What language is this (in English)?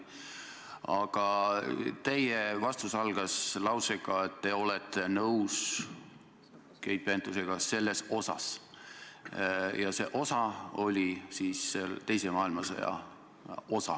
Estonian